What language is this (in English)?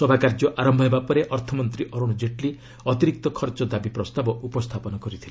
Odia